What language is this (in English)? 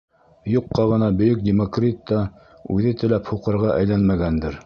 Bashkir